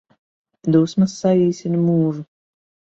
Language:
Latvian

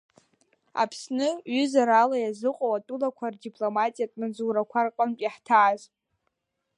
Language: Abkhazian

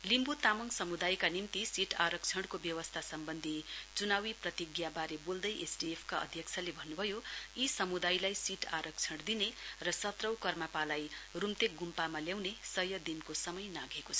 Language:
Nepali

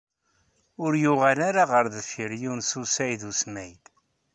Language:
Kabyle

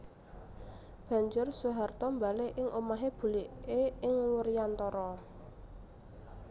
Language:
Javanese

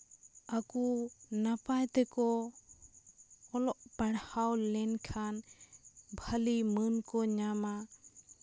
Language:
Santali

